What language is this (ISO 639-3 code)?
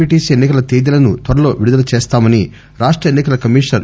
tel